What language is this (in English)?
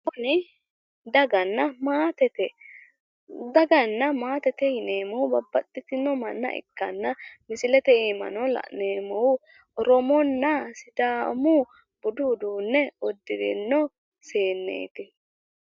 Sidamo